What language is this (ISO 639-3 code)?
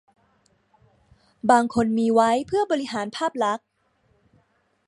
tha